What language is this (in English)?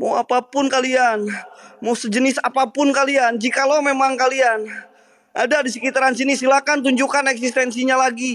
Indonesian